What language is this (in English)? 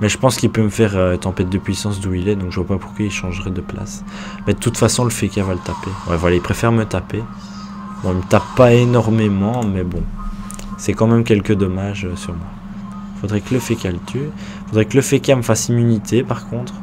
French